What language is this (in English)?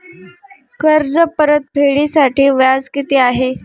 Marathi